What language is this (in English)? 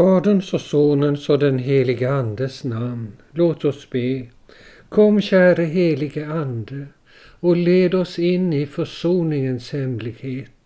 Swedish